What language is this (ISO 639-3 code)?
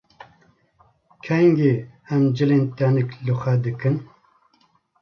kur